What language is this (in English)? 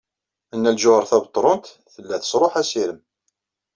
Kabyle